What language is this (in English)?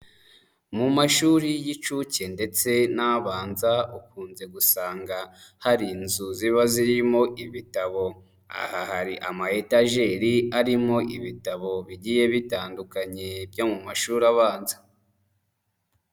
Kinyarwanda